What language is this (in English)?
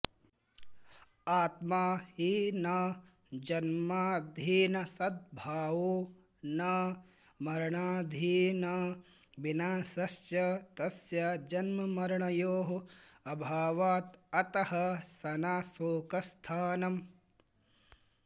Sanskrit